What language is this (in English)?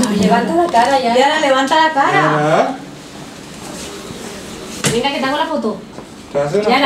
Spanish